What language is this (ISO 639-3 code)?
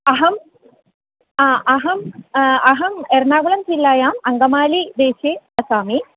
san